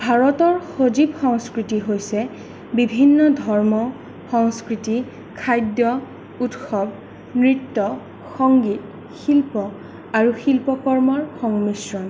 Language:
Assamese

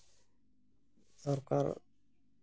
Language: Santali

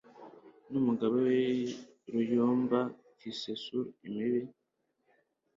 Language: Kinyarwanda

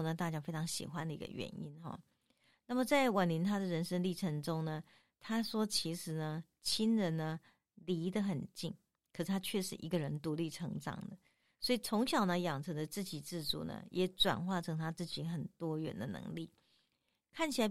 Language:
Chinese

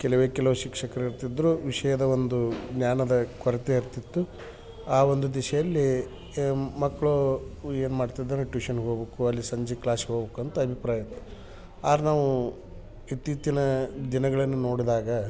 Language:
Kannada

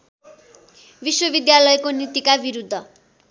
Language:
Nepali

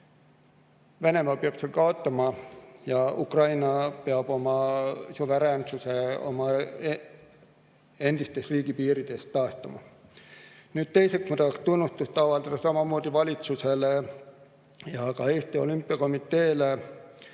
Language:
Estonian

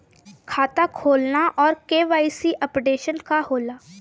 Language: Bhojpuri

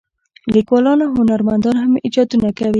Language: Pashto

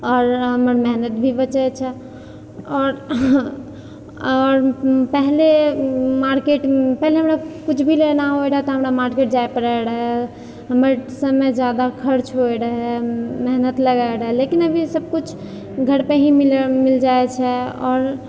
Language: Maithili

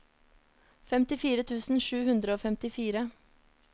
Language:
Norwegian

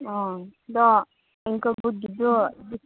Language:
Manipuri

